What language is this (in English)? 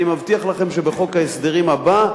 Hebrew